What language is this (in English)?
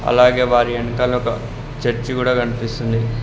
Telugu